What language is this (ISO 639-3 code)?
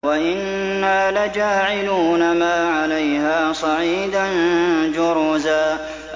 ara